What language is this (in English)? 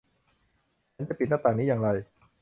Thai